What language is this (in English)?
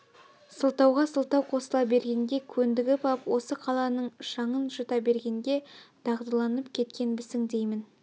Kazakh